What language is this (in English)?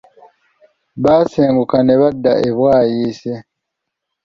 Ganda